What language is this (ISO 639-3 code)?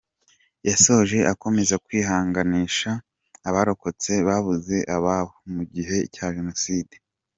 kin